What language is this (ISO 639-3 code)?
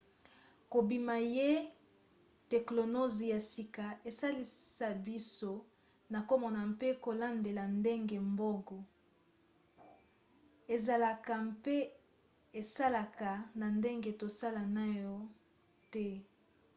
lin